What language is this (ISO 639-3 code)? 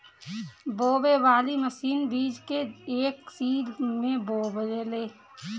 bho